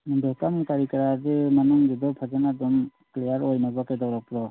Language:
Manipuri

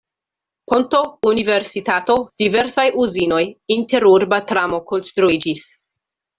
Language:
Esperanto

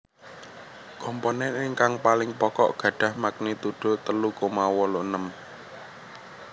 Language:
Javanese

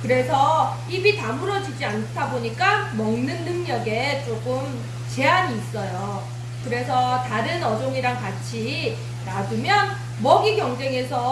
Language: Korean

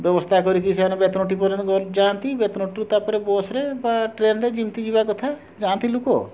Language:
Odia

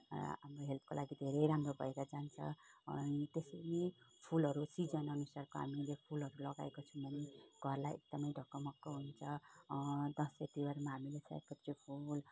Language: Nepali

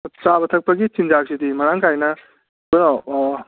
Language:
Manipuri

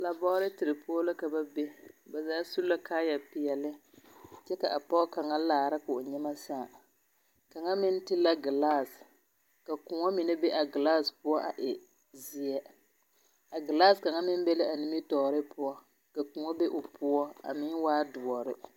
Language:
Southern Dagaare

